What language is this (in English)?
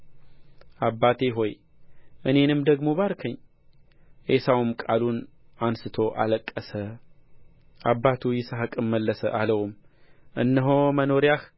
Amharic